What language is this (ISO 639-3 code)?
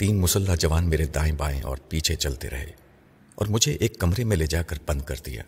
urd